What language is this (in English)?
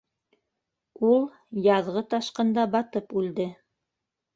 Bashkir